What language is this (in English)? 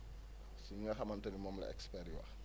Wolof